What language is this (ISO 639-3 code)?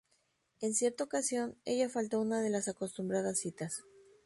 spa